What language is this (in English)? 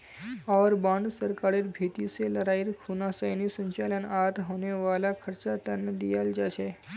Magahi